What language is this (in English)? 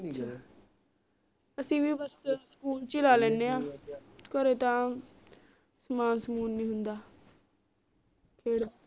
Punjabi